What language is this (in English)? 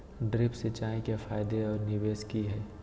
Magahi